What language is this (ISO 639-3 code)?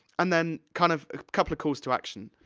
eng